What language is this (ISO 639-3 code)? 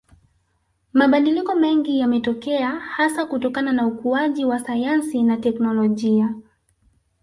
swa